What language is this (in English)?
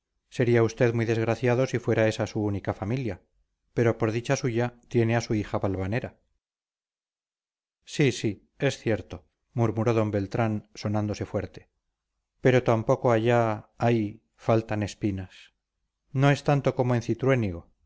Spanish